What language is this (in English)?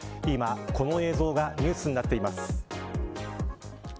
Japanese